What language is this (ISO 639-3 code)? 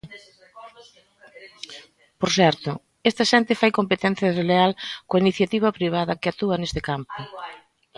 glg